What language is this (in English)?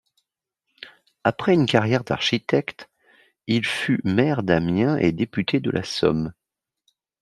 French